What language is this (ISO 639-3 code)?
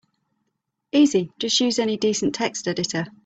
eng